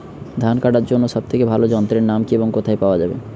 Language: Bangla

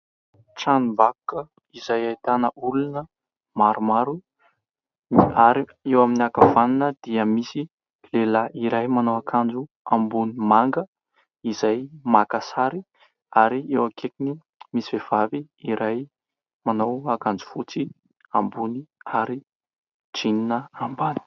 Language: Malagasy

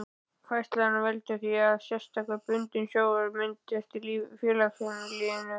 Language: Icelandic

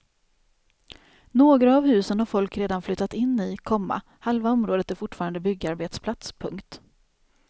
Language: Swedish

